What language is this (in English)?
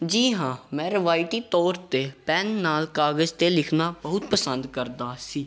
Punjabi